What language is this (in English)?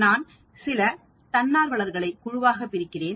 Tamil